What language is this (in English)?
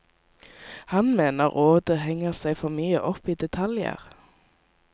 Norwegian